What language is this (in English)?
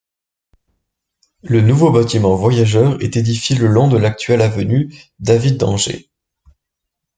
French